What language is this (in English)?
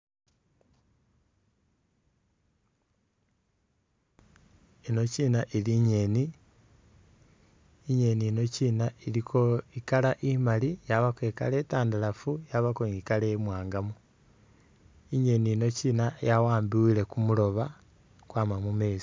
Masaaba